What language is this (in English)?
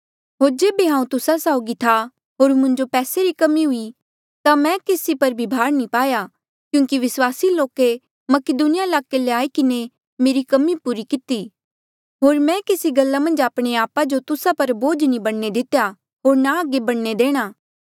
Mandeali